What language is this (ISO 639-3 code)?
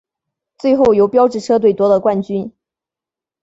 zho